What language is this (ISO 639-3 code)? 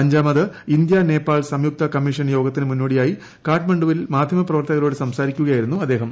mal